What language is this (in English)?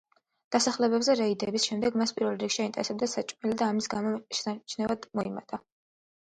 Georgian